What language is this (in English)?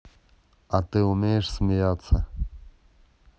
Russian